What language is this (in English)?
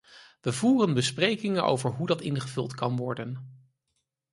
Dutch